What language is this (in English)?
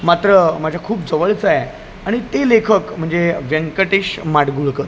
Marathi